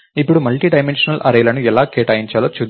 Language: Telugu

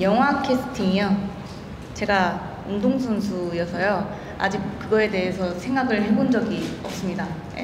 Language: Korean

